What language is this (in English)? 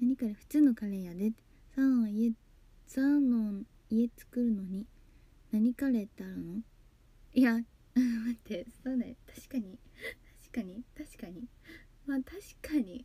Japanese